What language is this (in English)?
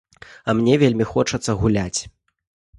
Belarusian